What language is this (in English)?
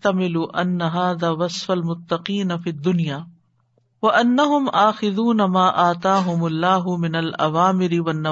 Urdu